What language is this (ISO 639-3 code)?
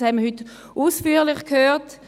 gsw